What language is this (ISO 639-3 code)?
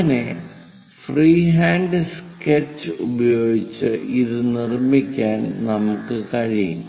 mal